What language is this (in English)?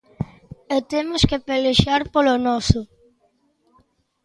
Galician